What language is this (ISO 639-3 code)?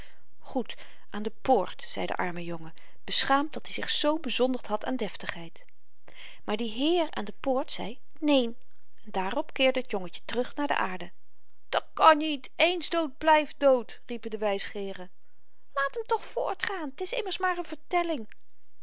nld